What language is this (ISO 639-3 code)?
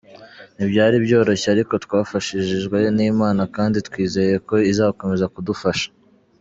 kin